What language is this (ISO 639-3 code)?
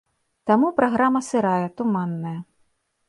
bel